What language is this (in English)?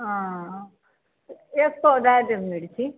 Maithili